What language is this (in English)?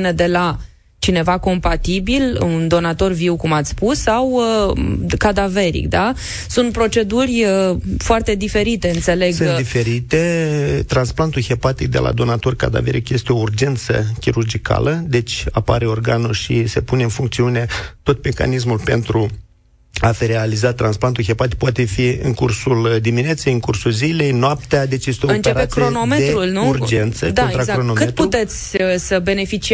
Romanian